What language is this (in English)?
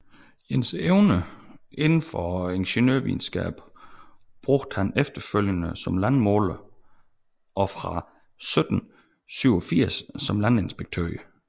Danish